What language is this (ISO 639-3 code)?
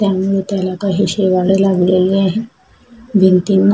mar